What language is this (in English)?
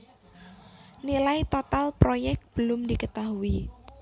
Javanese